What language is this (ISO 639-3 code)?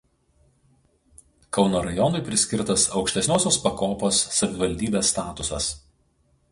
lit